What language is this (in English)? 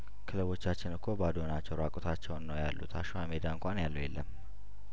Amharic